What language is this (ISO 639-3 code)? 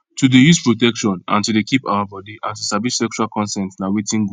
pcm